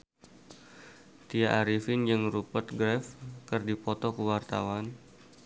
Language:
Sundanese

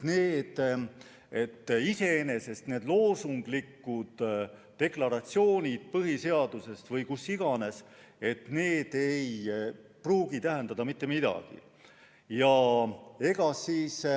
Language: Estonian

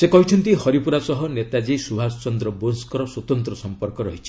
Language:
Odia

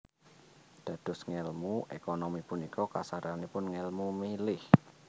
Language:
Javanese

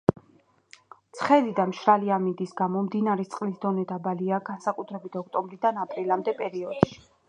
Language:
Georgian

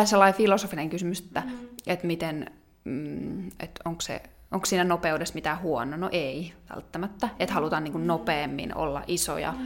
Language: Finnish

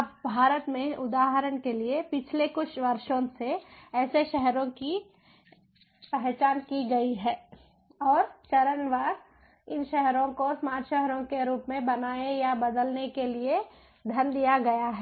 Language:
Hindi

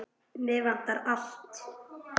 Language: Icelandic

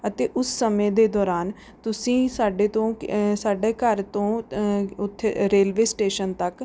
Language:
Punjabi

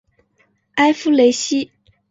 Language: Chinese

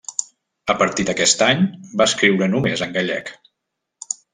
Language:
Catalan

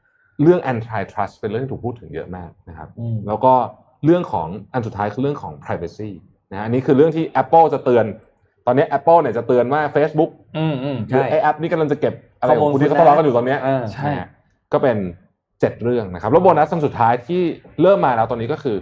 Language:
Thai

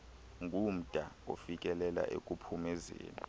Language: Xhosa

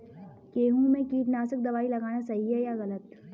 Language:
Hindi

